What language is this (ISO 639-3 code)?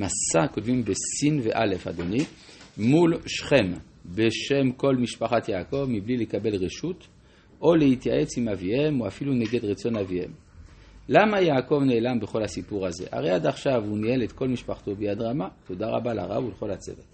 heb